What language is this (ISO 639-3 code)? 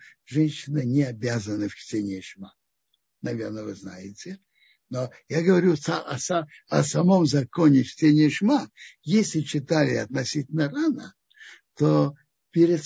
rus